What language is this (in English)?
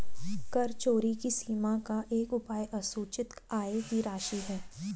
Hindi